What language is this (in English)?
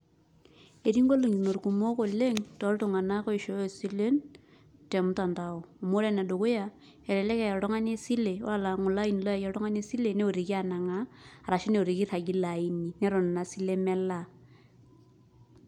Masai